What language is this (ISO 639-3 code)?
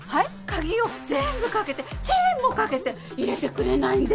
jpn